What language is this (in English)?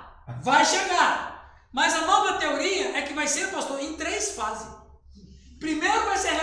Portuguese